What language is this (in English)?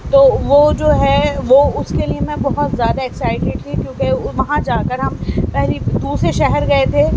Urdu